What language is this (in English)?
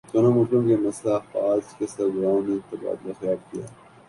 Urdu